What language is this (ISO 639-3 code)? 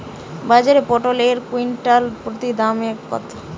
ben